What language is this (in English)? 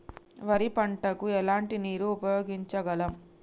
Telugu